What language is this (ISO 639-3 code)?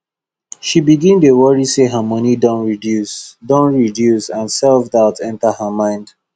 pcm